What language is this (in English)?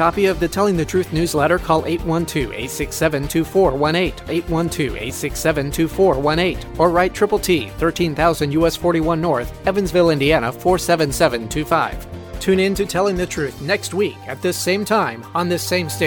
English